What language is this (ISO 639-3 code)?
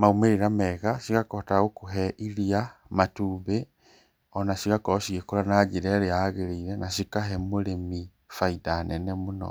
kik